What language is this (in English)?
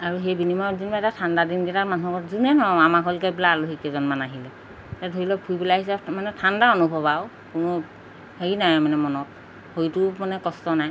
Assamese